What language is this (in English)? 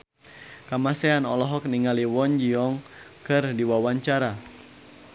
Sundanese